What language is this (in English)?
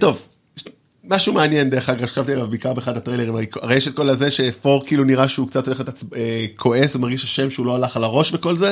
Hebrew